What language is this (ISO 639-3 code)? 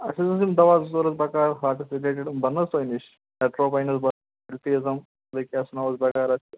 kas